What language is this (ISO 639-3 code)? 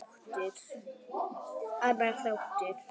isl